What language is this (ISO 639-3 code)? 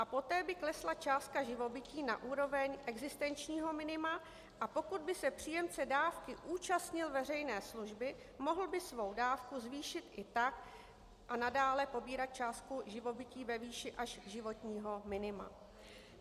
ces